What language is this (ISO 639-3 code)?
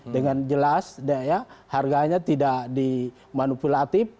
ind